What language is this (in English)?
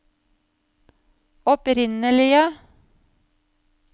Norwegian